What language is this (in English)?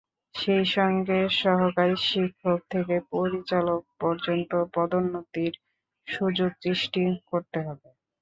Bangla